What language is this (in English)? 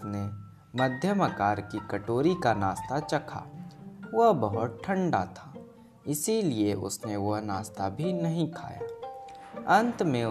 Hindi